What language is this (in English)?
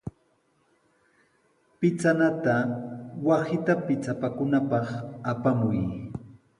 Sihuas Ancash Quechua